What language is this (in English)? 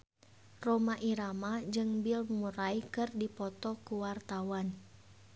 Sundanese